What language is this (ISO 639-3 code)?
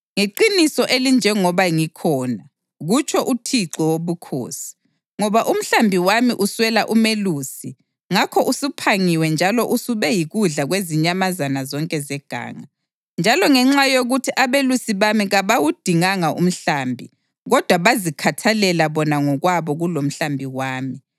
nde